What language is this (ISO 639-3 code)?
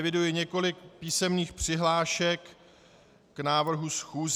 ces